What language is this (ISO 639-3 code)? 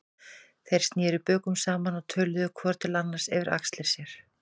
isl